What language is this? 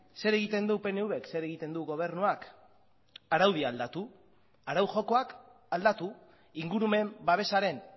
Basque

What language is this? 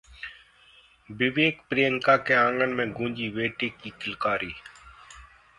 Hindi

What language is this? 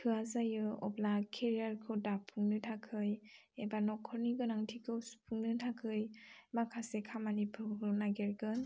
Bodo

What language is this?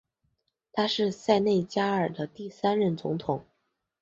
Chinese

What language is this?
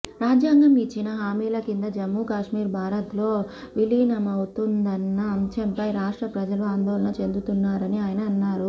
Telugu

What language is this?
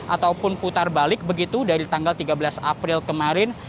Indonesian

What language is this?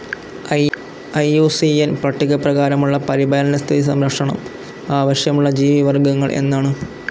Malayalam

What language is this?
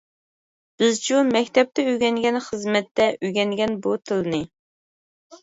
Uyghur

